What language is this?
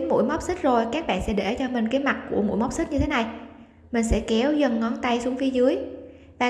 Vietnamese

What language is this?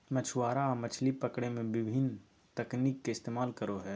Magahi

